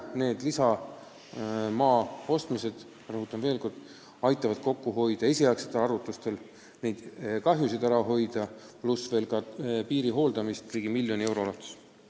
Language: Estonian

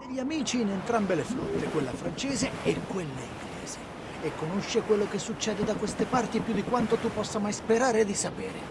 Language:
Italian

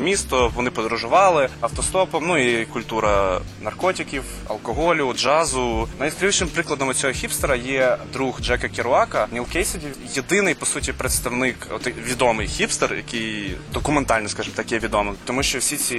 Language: Ukrainian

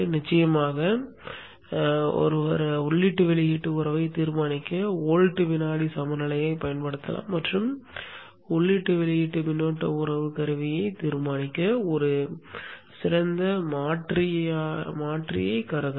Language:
Tamil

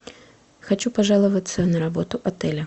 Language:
Russian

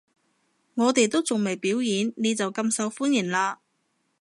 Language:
Cantonese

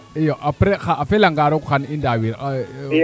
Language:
Serer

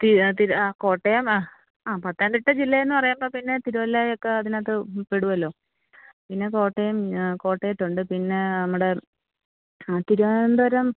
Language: Malayalam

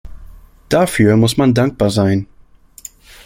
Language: German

